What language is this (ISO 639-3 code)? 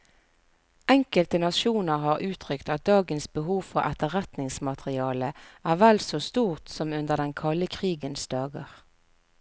nor